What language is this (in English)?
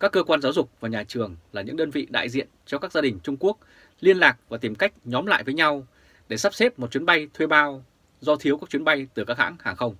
Vietnamese